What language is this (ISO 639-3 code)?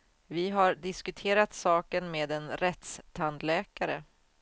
swe